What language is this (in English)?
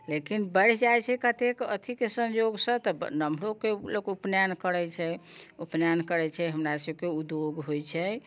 Maithili